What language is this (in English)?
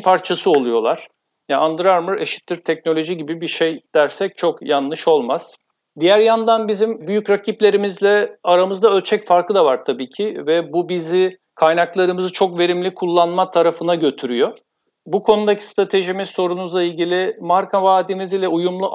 Turkish